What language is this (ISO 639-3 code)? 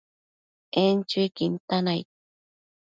mcf